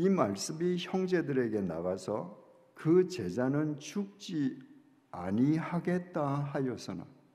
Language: Korean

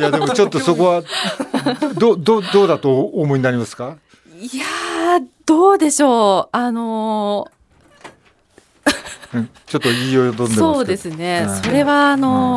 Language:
Japanese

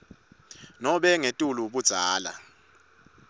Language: Swati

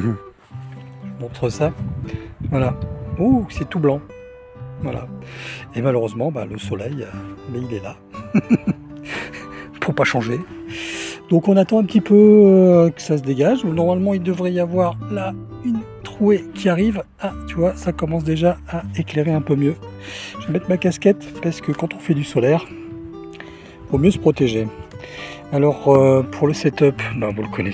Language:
French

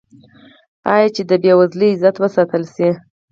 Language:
Pashto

